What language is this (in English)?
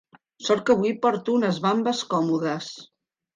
Catalan